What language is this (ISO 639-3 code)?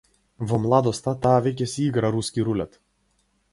mkd